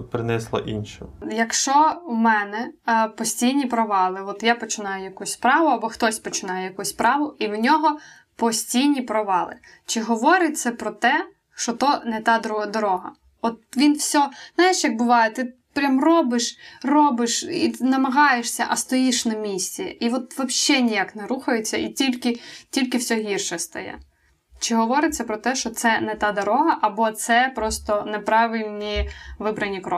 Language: Ukrainian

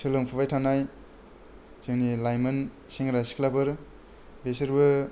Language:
Bodo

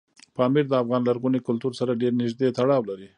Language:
Pashto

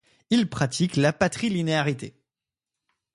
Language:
French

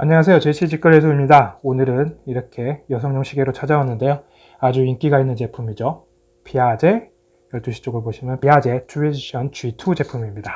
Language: Korean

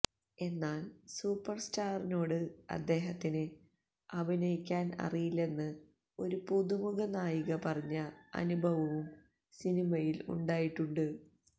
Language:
Malayalam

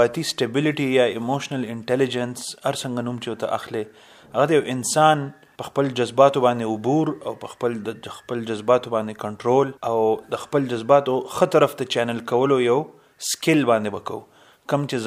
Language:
Urdu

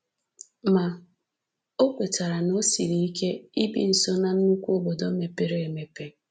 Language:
Igbo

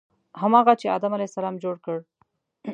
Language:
Pashto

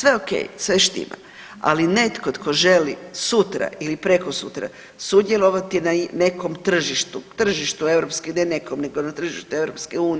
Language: Croatian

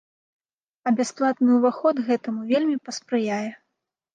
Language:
Belarusian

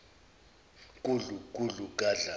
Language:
Zulu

